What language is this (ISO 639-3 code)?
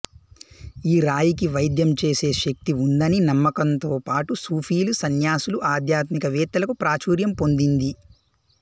tel